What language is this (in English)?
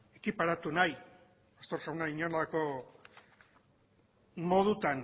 Basque